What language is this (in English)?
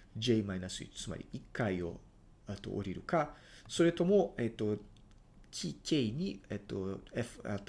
Japanese